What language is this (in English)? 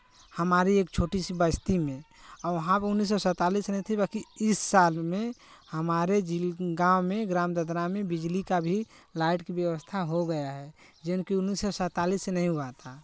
Hindi